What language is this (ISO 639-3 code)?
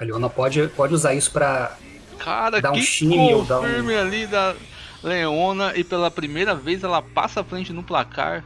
por